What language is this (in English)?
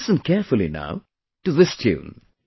English